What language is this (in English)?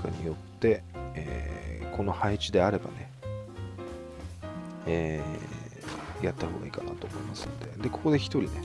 Japanese